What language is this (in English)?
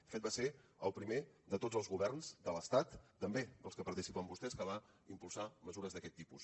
Catalan